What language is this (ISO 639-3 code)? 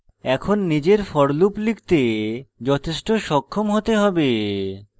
ben